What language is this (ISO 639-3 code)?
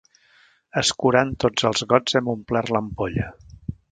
cat